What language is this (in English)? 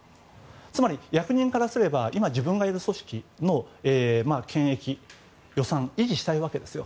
Japanese